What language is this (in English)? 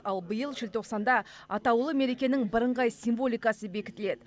Kazakh